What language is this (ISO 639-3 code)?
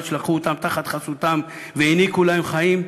heb